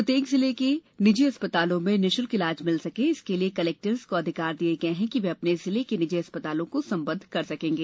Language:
Hindi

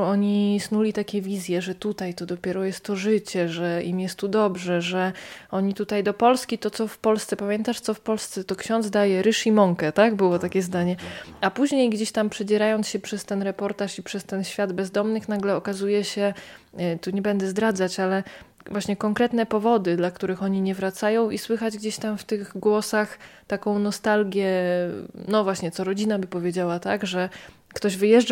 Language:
Polish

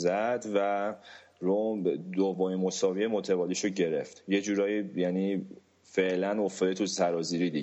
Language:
Persian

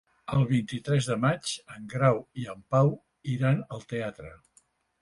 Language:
Catalan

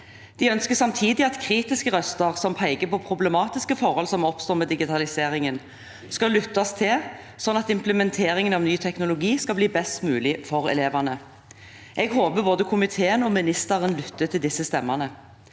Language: Norwegian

